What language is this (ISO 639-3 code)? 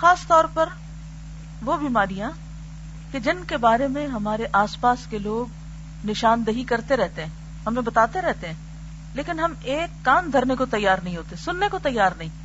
urd